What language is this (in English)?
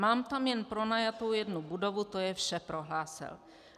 Czech